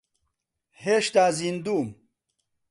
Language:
Central Kurdish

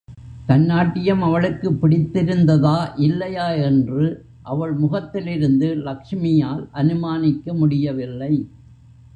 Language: Tamil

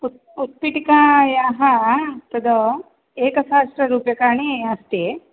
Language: Sanskrit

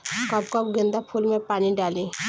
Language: Bhojpuri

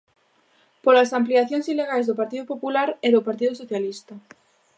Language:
Galician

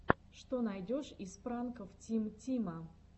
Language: Russian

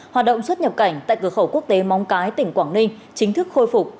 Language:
Vietnamese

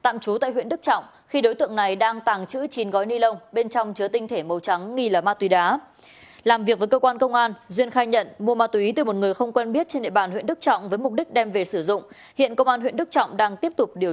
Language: Vietnamese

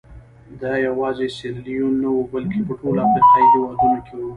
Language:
Pashto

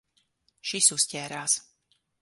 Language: Latvian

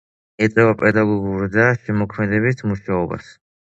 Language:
Georgian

